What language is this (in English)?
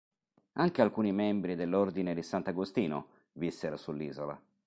Italian